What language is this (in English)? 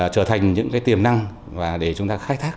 Vietnamese